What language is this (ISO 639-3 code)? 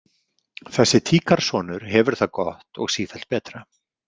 isl